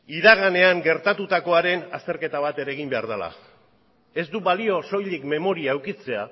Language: Basque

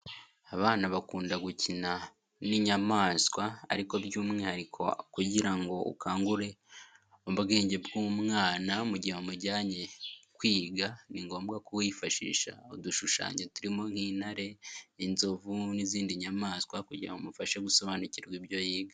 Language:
Kinyarwanda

